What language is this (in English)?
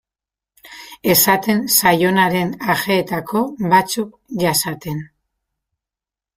Basque